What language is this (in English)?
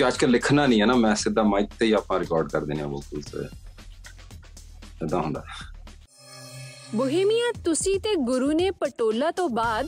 Punjabi